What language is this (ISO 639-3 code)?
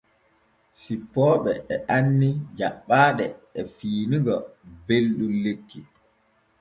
fue